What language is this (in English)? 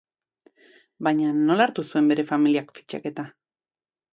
Basque